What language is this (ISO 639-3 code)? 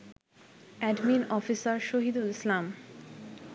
ben